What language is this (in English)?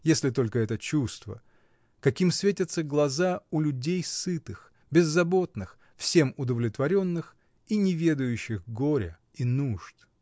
Russian